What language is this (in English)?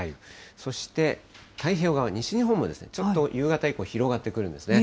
Japanese